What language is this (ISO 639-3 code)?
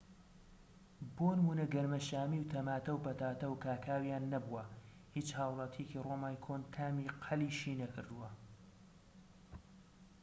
ckb